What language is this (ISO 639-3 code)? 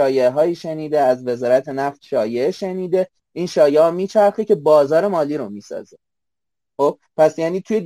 fas